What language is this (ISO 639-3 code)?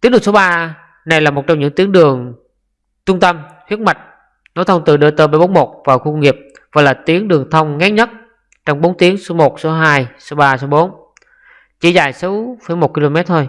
vie